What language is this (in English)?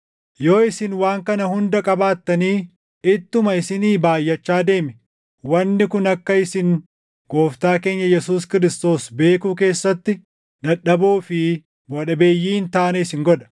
Oromo